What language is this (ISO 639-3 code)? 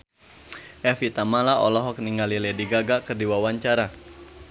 sun